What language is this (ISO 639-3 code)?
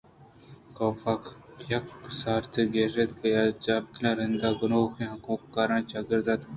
bgp